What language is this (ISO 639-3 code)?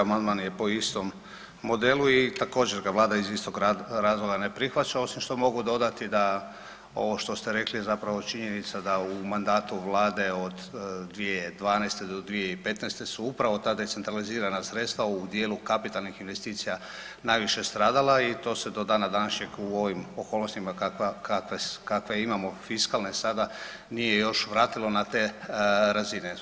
hrv